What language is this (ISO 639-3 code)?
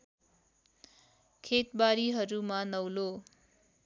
nep